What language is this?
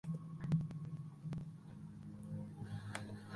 Spanish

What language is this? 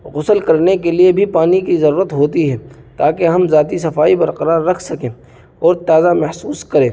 Urdu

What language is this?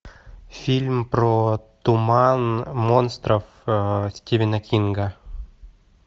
Russian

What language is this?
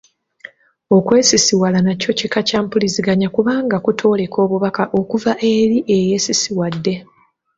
Ganda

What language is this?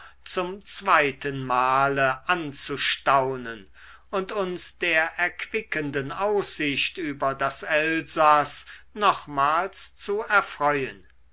German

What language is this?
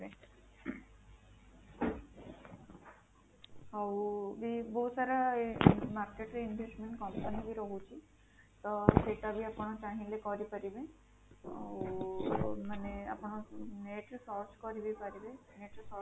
Odia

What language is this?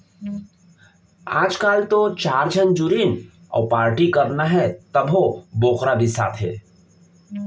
Chhattisgarhi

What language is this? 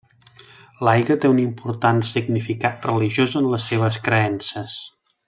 Catalan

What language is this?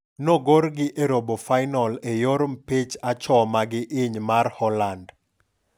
Luo (Kenya and Tanzania)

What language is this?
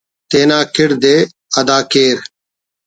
Brahui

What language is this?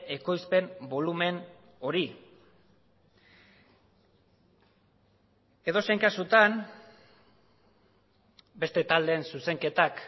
Basque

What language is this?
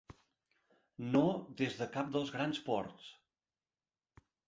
Catalan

